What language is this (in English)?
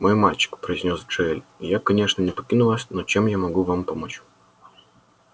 Russian